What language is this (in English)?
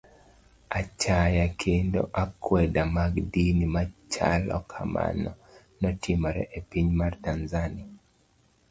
Luo (Kenya and Tanzania)